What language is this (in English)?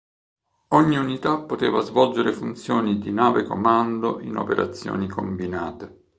Italian